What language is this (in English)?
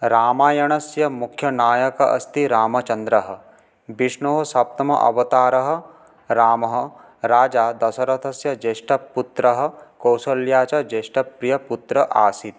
Sanskrit